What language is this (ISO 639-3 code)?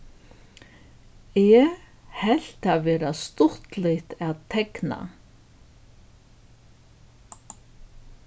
fao